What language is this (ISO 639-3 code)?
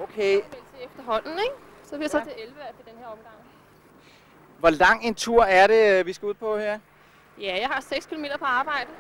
dan